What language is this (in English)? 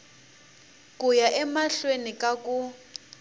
Tsonga